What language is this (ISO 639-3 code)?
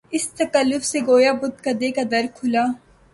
urd